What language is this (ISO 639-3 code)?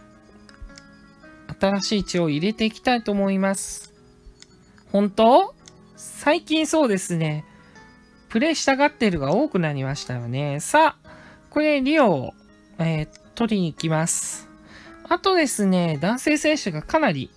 jpn